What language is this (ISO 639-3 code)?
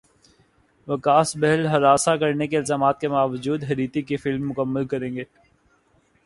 urd